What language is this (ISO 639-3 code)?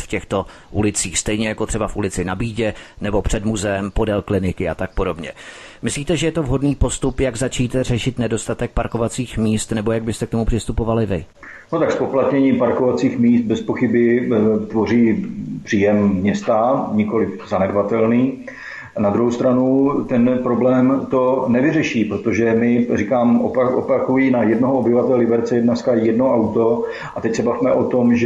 ces